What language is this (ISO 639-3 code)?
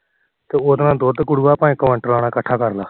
pan